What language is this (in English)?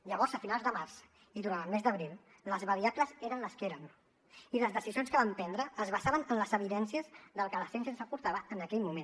Catalan